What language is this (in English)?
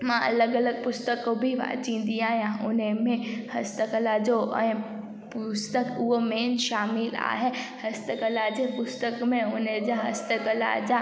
Sindhi